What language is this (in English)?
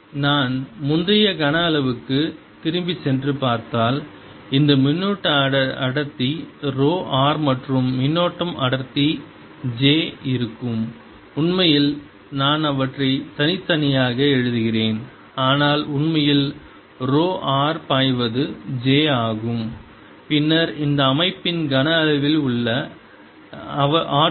Tamil